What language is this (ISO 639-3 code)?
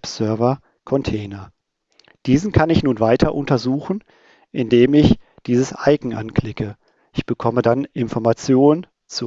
deu